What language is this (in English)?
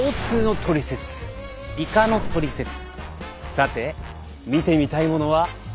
Japanese